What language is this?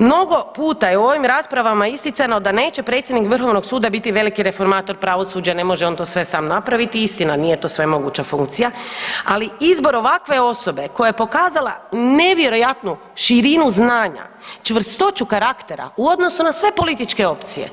Croatian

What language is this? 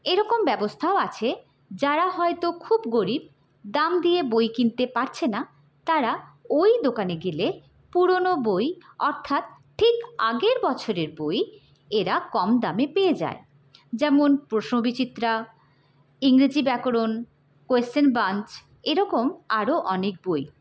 Bangla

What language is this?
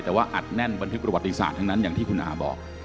Thai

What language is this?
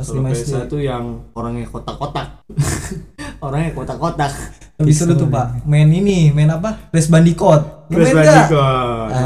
Indonesian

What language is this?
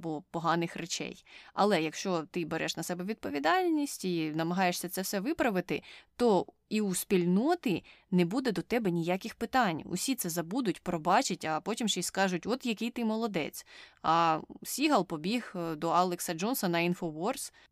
Ukrainian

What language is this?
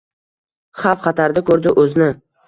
Uzbek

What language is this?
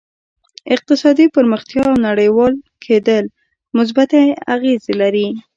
Pashto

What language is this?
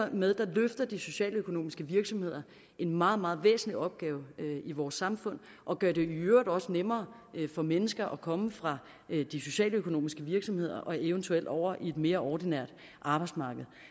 Danish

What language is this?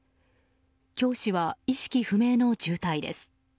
Japanese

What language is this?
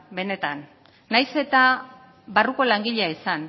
Basque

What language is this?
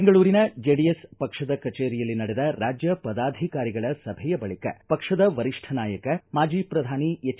Kannada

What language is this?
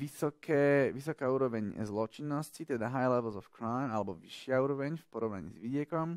Slovak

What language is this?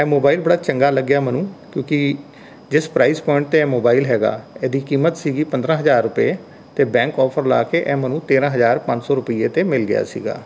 Punjabi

